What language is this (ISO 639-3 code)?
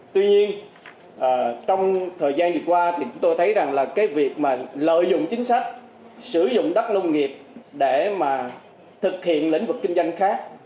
vie